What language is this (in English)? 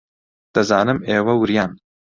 Central Kurdish